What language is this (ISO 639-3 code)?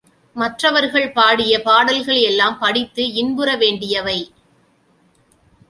tam